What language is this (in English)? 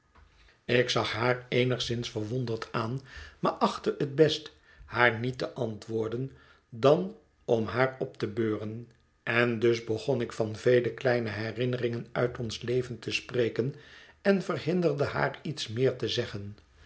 Dutch